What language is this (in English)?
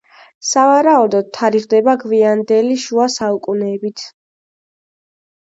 Georgian